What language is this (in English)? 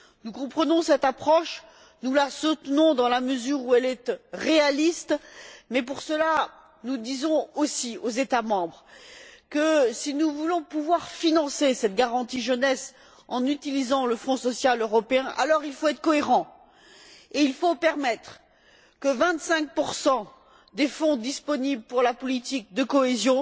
French